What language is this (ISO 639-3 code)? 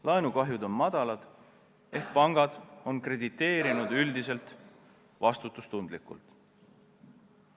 est